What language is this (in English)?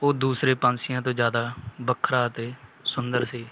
Punjabi